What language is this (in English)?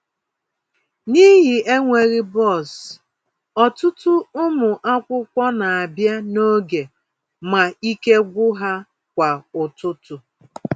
Igbo